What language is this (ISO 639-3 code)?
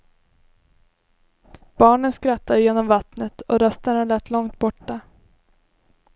swe